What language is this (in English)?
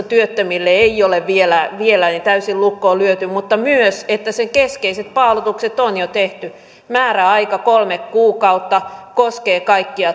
Finnish